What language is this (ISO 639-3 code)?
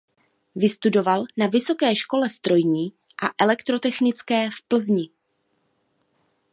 ces